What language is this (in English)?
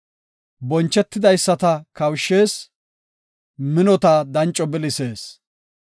Gofa